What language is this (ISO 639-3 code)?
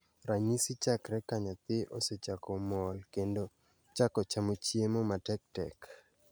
luo